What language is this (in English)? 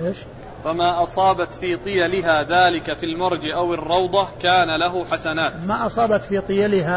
Arabic